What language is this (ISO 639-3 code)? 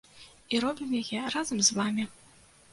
bel